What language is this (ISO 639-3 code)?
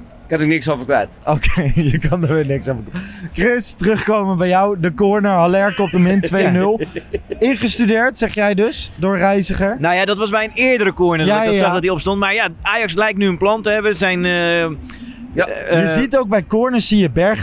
nld